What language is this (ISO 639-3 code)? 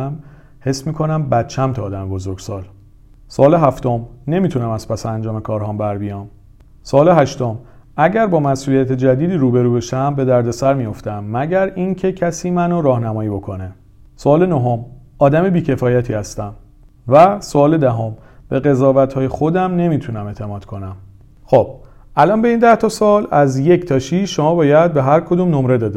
fas